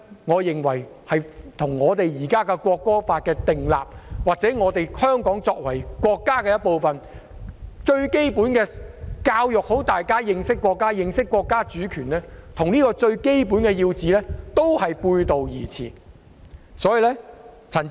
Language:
Cantonese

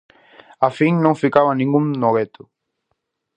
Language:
Galician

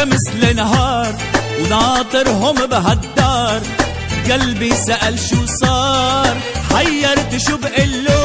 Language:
Arabic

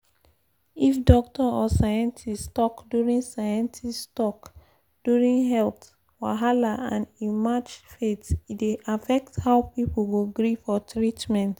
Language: Nigerian Pidgin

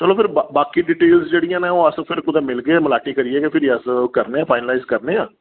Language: Dogri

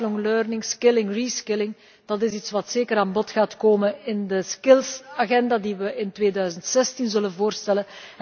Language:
Dutch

